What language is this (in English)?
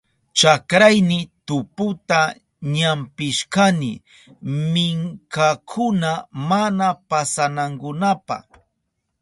Southern Pastaza Quechua